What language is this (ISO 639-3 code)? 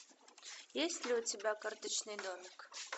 rus